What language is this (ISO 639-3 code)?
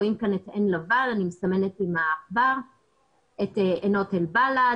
heb